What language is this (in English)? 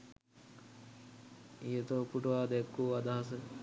Sinhala